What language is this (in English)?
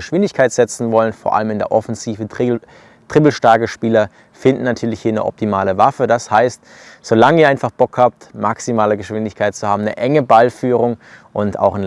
German